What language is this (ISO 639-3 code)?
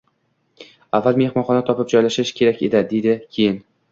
uzb